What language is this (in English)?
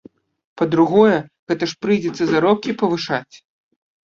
Belarusian